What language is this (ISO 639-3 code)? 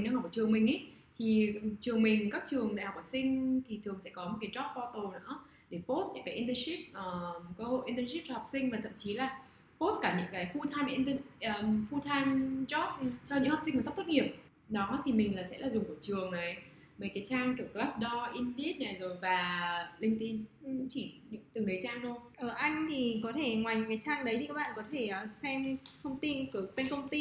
vie